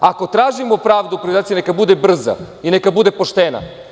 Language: Serbian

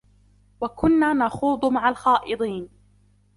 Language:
Arabic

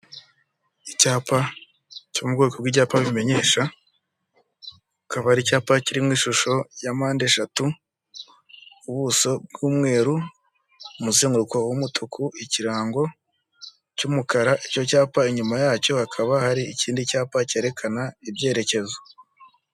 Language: Kinyarwanda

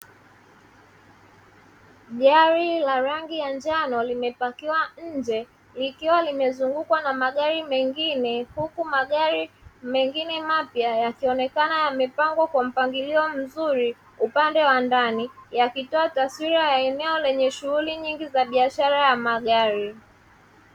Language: Swahili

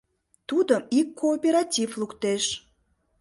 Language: Mari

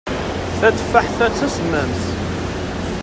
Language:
Kabyle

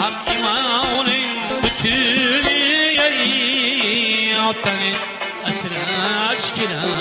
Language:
Uzbek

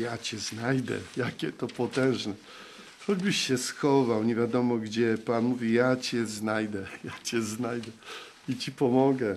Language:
Polish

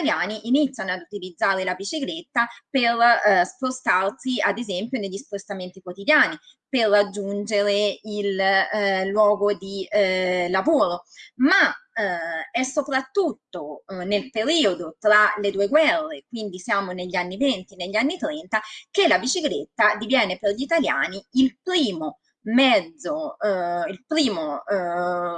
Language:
Italian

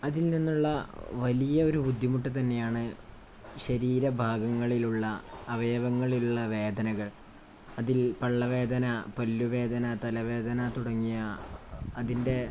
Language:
Malayalam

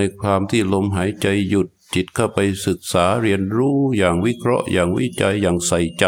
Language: Thai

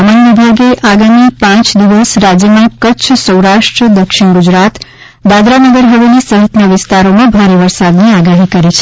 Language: Gujarati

